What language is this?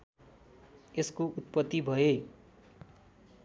Nepali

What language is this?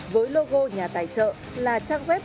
Vietnamese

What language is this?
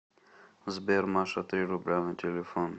Russian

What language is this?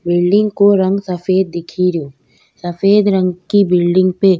Rajasthani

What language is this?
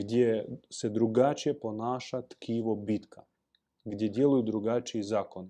Croatian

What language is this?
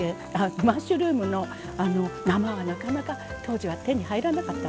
Japanese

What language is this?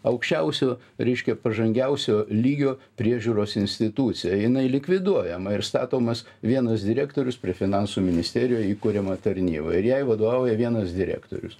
Lithuanian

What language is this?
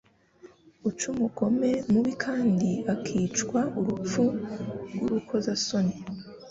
Kinyarwanda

